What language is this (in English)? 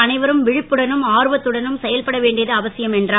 Tamil